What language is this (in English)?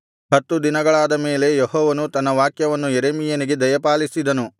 Kannada